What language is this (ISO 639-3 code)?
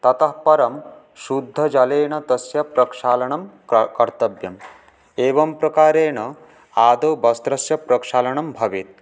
san